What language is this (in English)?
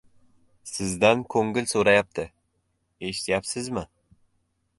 Uzbek